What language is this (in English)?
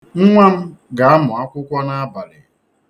Igbo